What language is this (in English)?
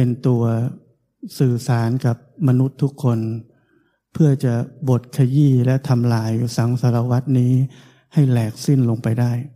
Thai